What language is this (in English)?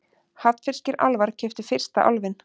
Icelandic